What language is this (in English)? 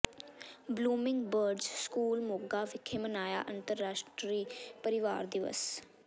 Punjabi